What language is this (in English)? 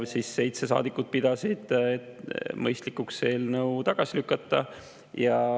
Estonian